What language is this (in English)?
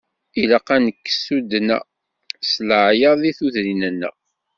Kabyle